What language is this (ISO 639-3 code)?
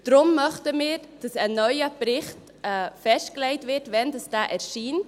gsw